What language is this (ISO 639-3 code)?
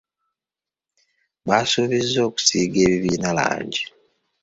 lug